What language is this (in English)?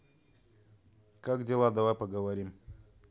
Russian